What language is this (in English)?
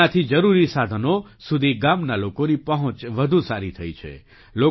Gujarati